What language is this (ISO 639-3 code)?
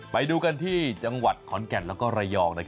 tha